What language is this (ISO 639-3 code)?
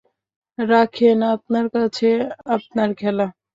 ben